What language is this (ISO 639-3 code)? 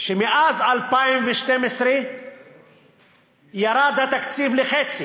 heb